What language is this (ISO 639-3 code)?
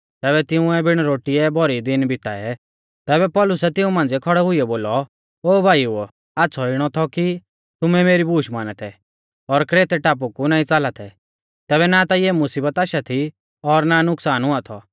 bfz